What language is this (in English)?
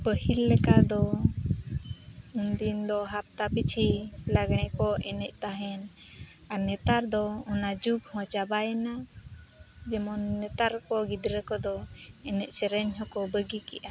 Santali